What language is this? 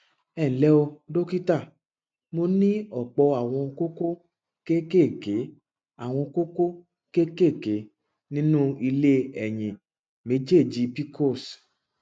Yoruba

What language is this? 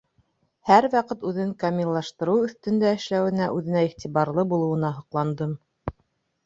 Bashkir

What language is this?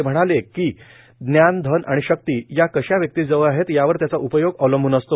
Marathi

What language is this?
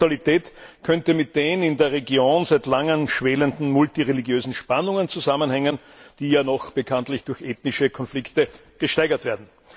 German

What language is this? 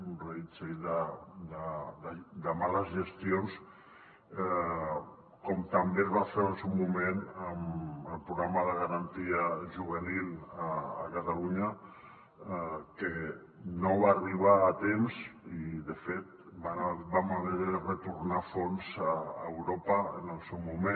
Catalan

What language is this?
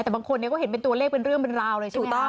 Thai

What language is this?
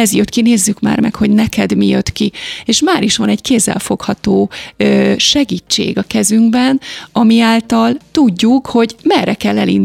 Hungarian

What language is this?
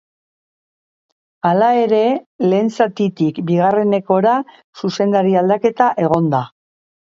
Basque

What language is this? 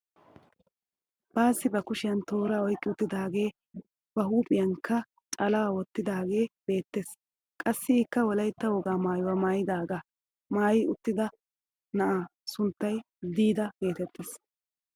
Wolaytta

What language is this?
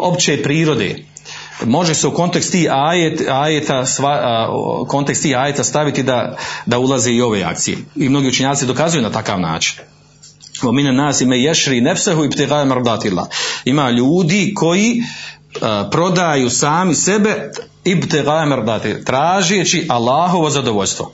Croatian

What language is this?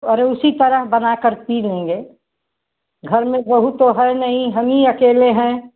Hindi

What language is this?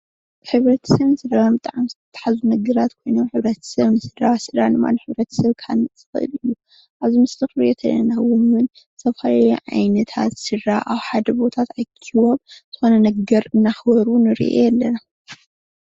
Tigrinya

